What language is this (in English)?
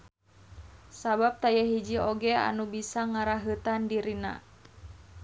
Sundanese